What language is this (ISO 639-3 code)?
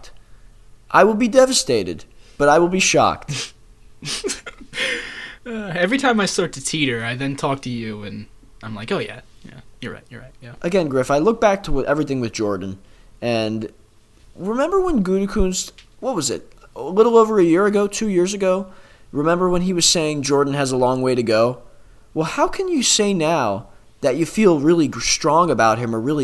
eng